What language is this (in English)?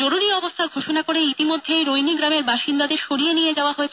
Bangla